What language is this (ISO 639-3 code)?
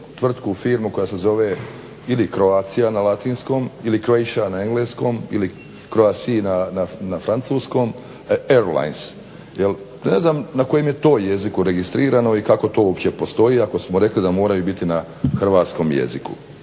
hrv